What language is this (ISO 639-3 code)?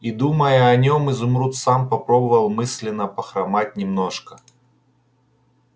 rus